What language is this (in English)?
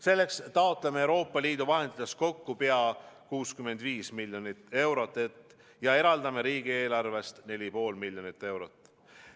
Estonian